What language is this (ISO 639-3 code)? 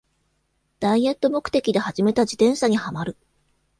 jpn